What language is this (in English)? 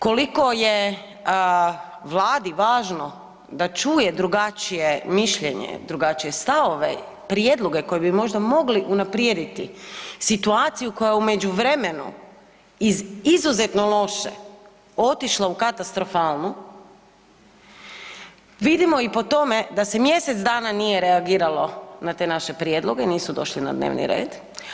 Croatian